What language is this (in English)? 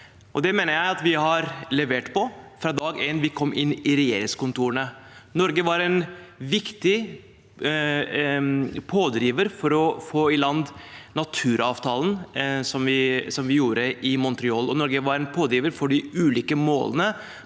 Norwegian